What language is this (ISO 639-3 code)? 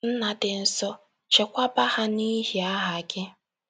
ibo